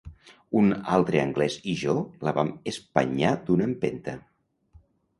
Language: Catalan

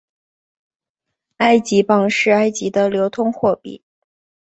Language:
Chinese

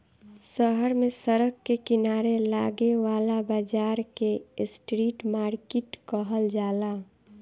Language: Bhojpuri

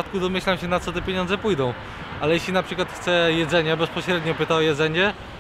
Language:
Polish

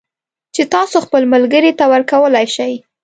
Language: Pashto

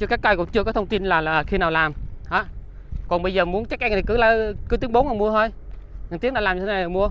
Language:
Vietnamese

